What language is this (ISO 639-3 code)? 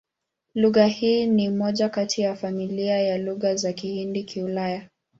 swa